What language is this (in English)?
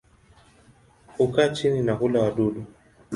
Swahili